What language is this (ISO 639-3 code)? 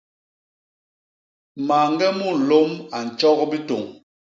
bas